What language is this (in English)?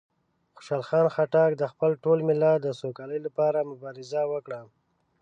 Pashto